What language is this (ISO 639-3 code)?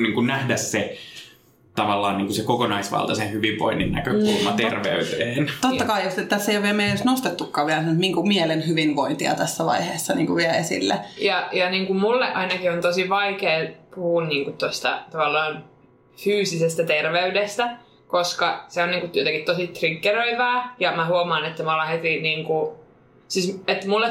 fin